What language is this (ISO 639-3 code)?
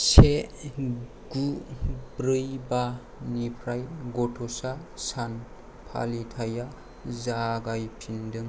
brx